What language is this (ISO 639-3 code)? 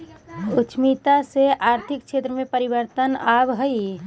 mag